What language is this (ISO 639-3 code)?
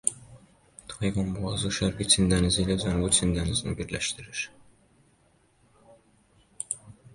aze